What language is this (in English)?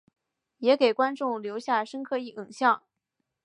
Chinese